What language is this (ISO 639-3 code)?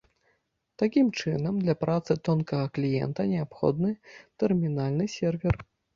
bel